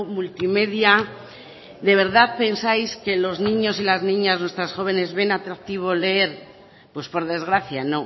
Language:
Spanish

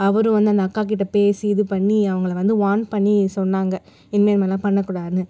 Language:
Tamil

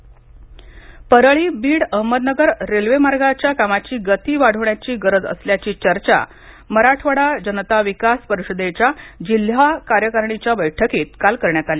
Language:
Marathi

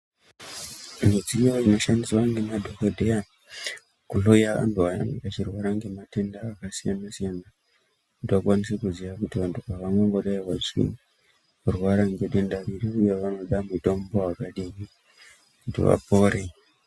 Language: Ndau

